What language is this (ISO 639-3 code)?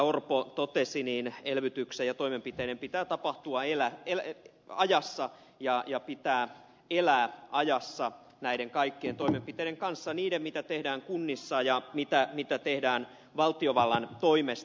fin